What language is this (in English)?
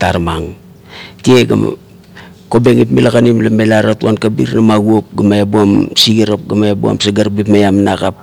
Kuot